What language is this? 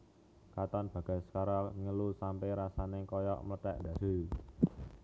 Javanese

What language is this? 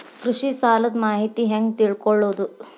Kannada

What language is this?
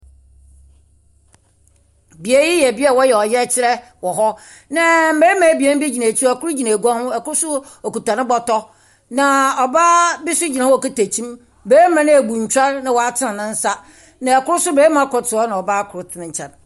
Akan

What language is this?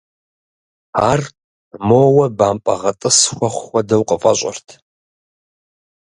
Kabardian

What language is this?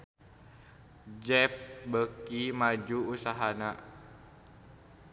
Sundanese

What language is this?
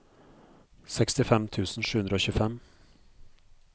Norwegian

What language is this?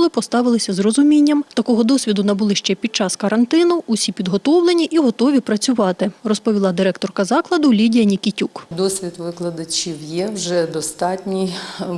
Ukrainian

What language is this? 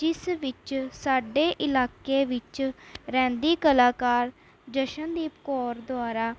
Punjabi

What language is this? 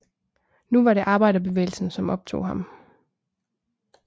Danish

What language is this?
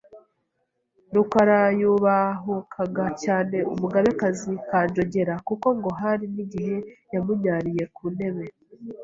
Kinyarwanda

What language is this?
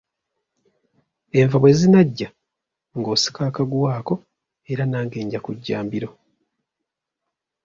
Ganda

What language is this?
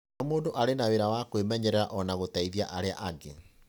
Kikuyu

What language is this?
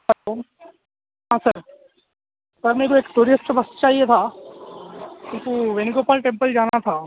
Urdu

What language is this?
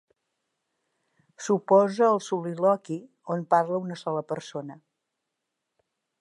Catalan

